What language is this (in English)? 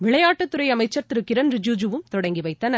Tamil